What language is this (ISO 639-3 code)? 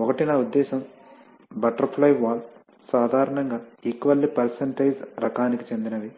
tel